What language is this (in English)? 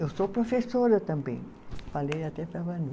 Portuguese